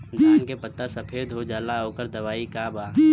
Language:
Bhojpuri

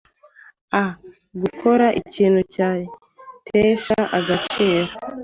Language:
Kinyarwanda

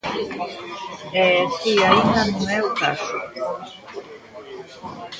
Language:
Galician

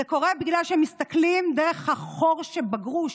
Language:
Hebrew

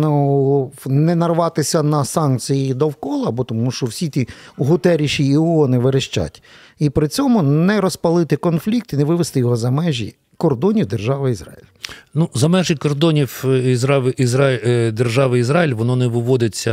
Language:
Ukrainian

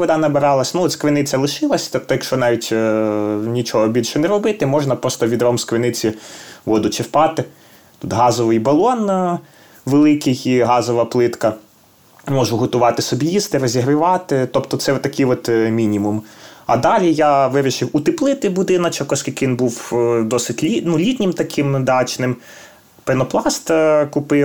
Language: Ukrainian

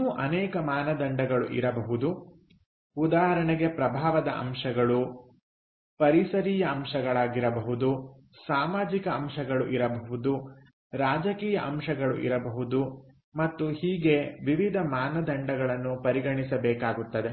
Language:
Kannada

